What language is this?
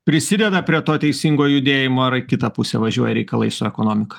Lithuanian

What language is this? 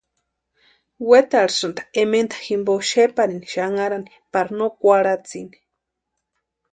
Western Highland Purepecha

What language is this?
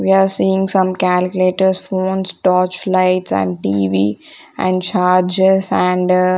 English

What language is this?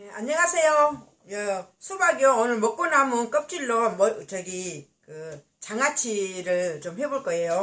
Korean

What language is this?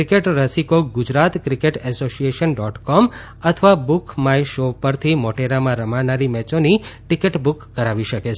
Gujarati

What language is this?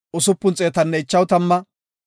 Gofa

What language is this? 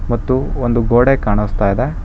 Kannada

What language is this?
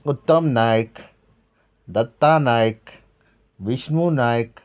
Konkani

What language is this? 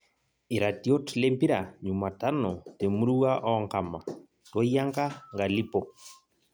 Masai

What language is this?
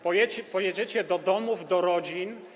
Polish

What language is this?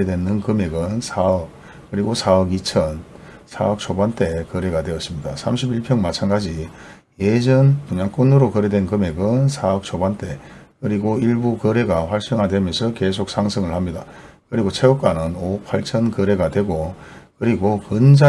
Korean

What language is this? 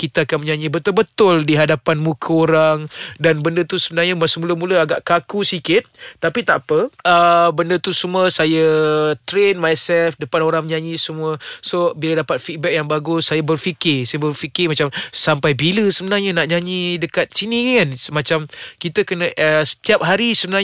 Malay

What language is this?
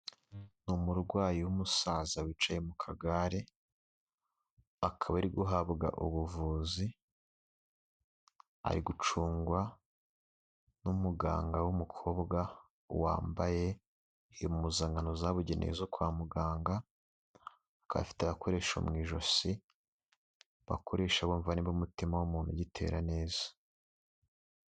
Kinyarwanda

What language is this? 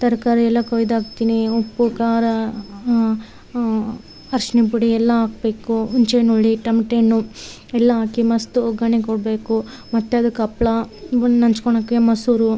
Kannada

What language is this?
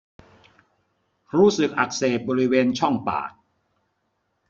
Thai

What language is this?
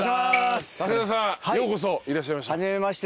Japanese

